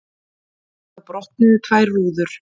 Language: Icelandic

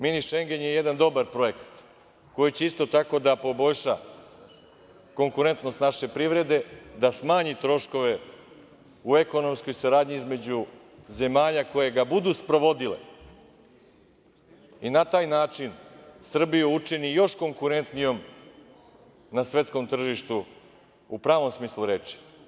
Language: Serbian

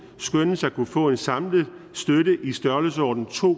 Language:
Danish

